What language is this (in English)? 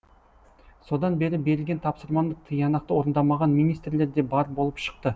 Kazakh